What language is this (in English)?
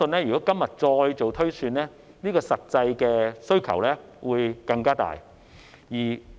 Cantonese